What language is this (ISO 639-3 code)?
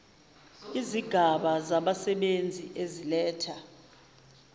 zul